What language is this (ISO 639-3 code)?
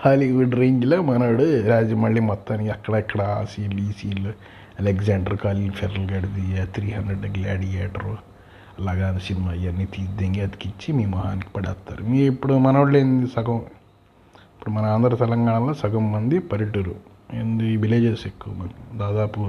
tel